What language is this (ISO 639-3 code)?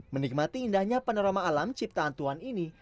ind